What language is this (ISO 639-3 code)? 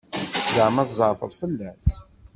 kab